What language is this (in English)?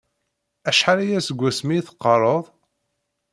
Kabyle